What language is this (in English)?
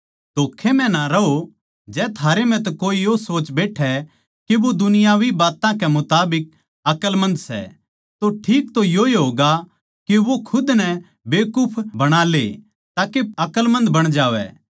Haryanvi